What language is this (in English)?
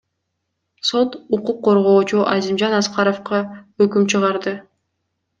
Kyrgyz